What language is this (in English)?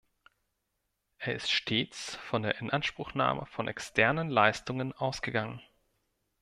German